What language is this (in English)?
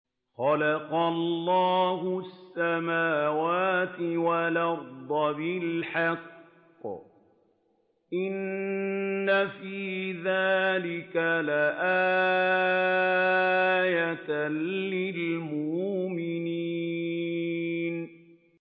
Arabic